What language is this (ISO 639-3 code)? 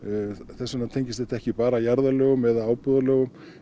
isl